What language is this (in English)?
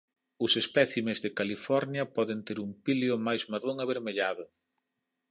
Galician